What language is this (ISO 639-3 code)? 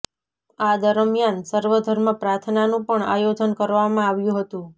guj